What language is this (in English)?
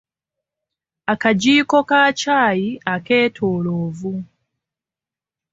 Ganda